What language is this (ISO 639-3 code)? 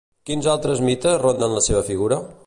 cat